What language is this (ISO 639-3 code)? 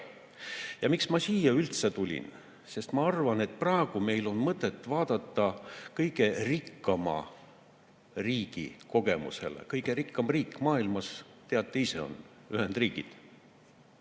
est